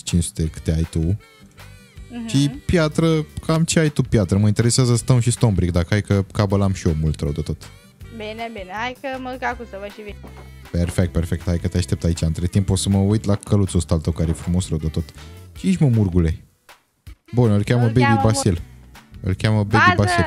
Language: Romanian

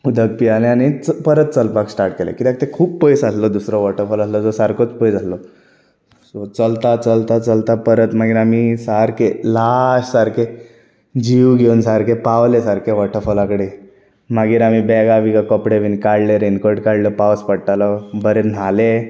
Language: Konkani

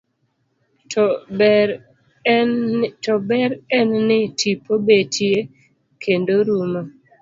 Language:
Luo (Kenya and Tanzania)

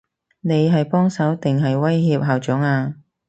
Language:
Cantonese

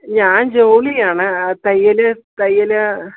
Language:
Malayalam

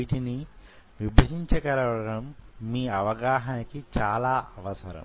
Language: Telugu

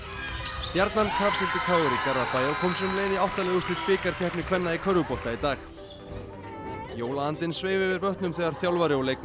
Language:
Icelandic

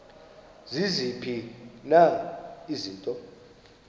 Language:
Xhosa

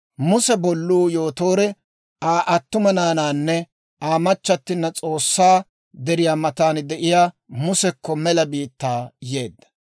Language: Dawro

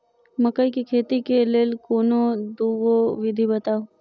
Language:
Maithili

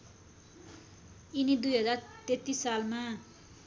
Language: Nepali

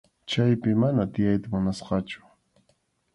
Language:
Arequipa-La Unión Quechua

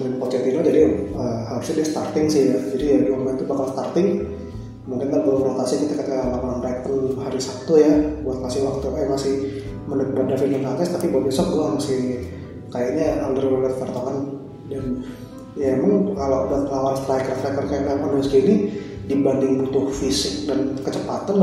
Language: Indonesian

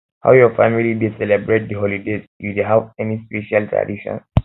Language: Nigerian Pidgin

